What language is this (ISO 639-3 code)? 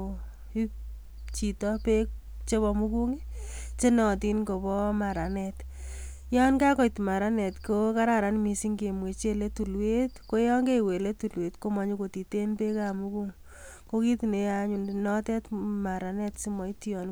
kln